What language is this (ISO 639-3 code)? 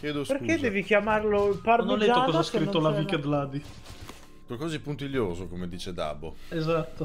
ita